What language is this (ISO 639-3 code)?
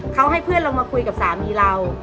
tha